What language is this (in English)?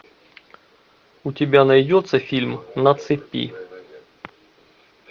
Russian